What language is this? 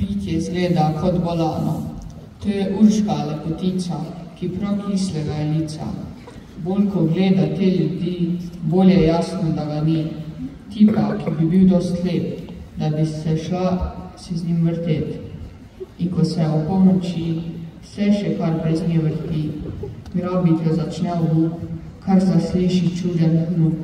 Romanian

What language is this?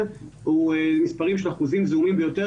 Hebrew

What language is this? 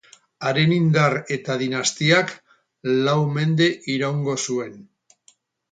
Basque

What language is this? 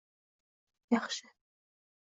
Uzbek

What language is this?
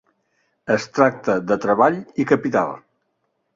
Catalan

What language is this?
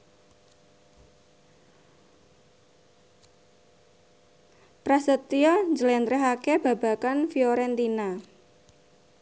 Javanese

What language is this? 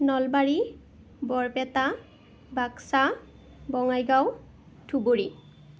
Assamese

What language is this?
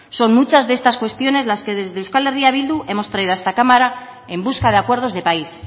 Spanish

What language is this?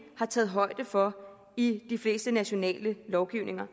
Danish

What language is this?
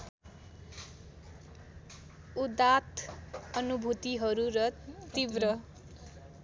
Nepali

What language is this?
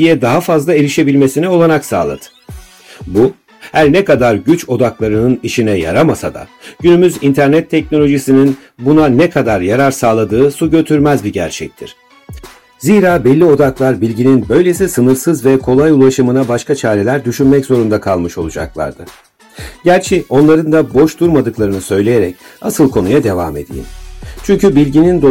Turkish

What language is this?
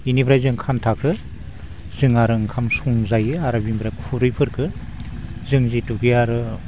Bodo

